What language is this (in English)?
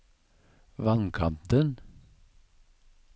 Norwegian